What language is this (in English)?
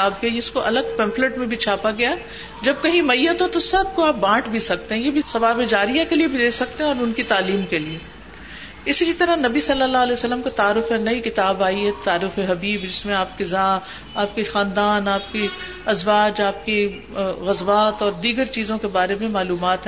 Urdu